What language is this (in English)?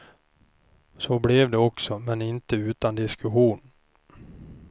Swedish